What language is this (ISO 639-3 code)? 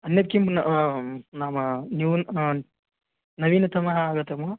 san